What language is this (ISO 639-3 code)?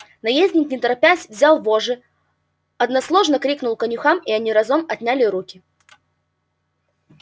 rus